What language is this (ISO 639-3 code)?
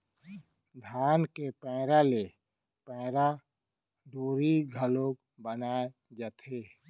hne